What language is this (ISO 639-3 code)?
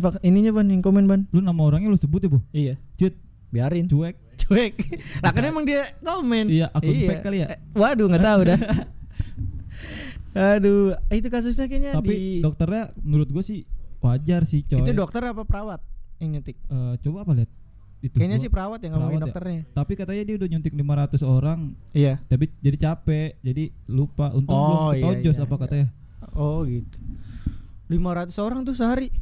ind